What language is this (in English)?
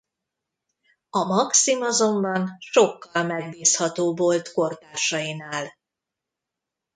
Hungarian